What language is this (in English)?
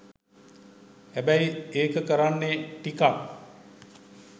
Sinhala